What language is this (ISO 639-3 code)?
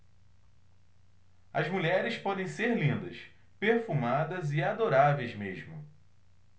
por